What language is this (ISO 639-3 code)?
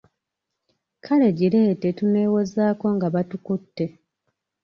lug